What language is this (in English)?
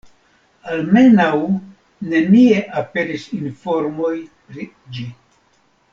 Esperanto